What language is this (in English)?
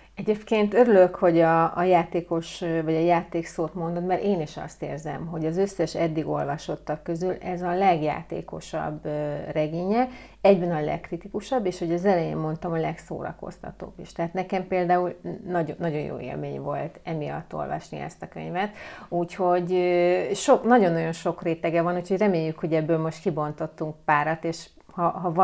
Hungarian